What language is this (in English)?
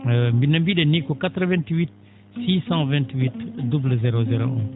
Fula